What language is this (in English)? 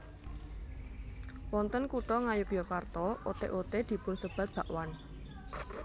Javanese